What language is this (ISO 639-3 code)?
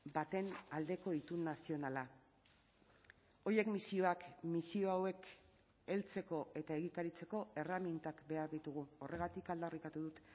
eus